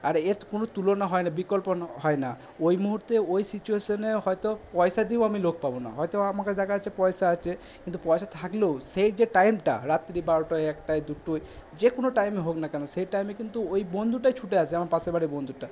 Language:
Bangla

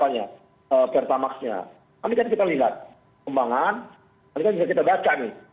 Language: Indonesian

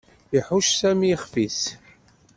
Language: Kabyle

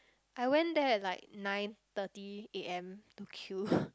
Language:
English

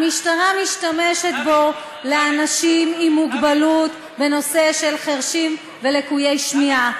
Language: Hebrew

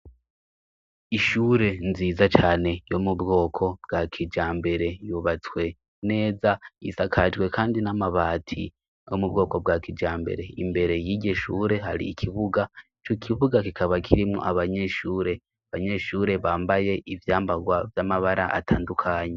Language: Rundi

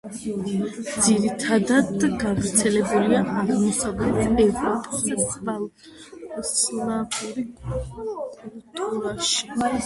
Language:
Georgian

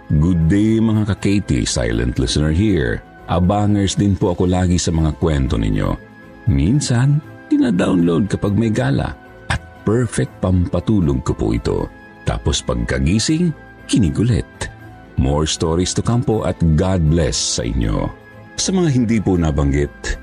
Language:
Filipino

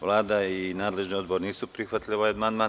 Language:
Serbian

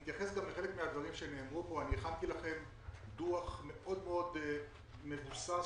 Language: Hebrew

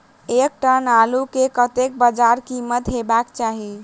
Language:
Maithili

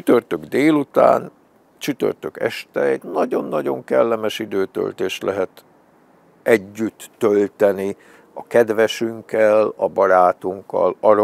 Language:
Hungarian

